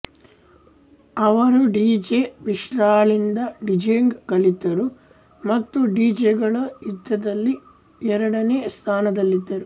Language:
Kannada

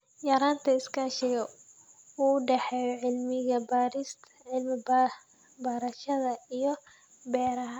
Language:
Somali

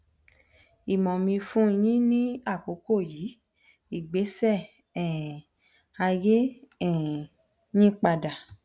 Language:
Yoruba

